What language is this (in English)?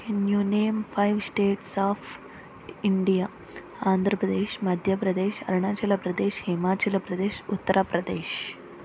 Telugu